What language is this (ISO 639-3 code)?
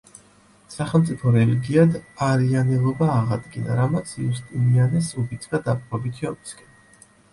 kat